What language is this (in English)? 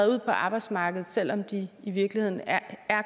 Danish